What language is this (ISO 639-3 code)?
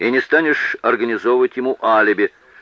rus